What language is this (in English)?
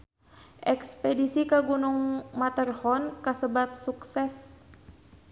Sundanese